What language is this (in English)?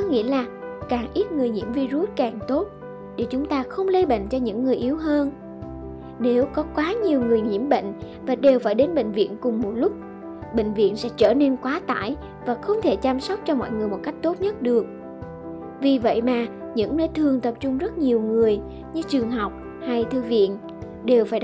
Vietnamese